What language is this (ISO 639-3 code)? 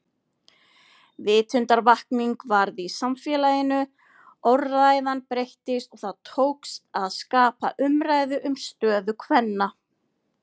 isl